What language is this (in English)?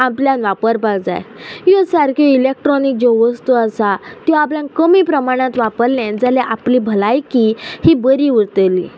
Konkani